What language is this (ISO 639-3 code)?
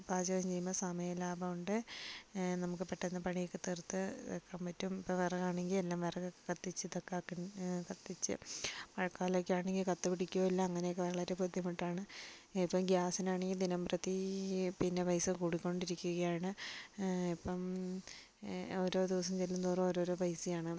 mal